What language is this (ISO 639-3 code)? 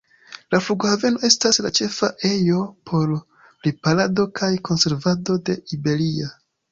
epo